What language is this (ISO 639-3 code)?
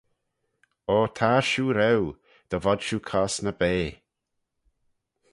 glv